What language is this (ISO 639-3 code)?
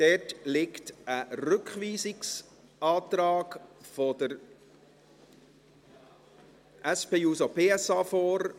gsw